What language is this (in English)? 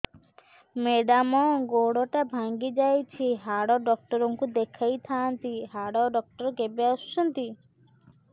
Odia